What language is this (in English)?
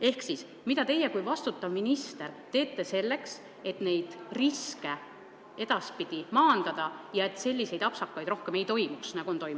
Estonian